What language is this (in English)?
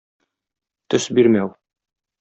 Tatar